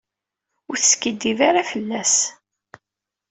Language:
Kabyle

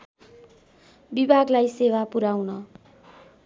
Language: Nepali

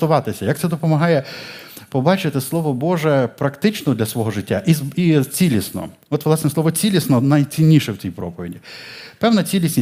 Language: Ukrainian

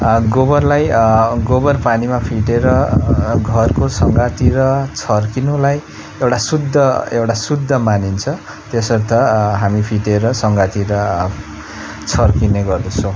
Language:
Nepali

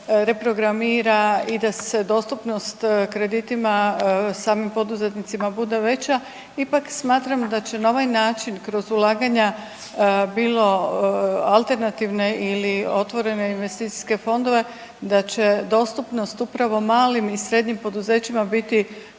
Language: Croatian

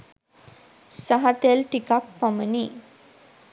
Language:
Sinhala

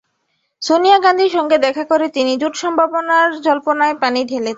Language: Bangla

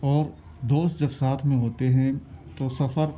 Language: Urdu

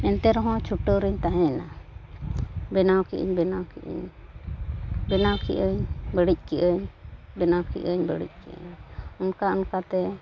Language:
Santali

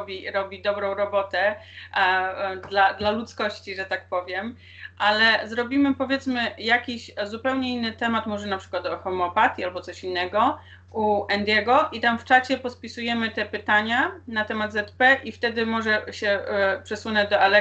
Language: Polish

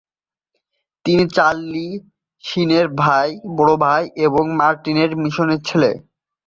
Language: Bangla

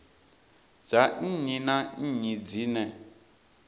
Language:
Venda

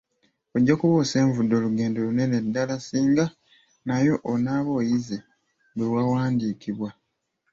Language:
Ganda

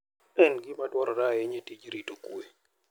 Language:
Luo (Kenya and Tanzania)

